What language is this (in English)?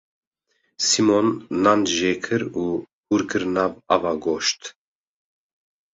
Kurdish